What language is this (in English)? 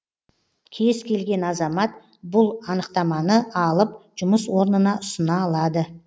Kazakh